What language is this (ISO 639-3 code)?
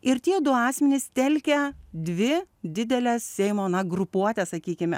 lit